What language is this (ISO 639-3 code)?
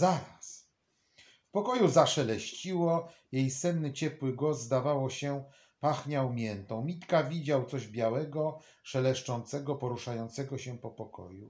pol